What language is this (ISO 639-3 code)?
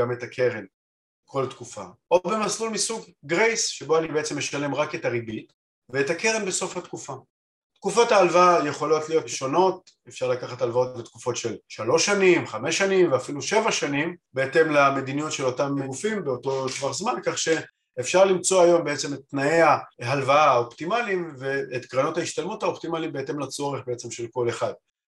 heb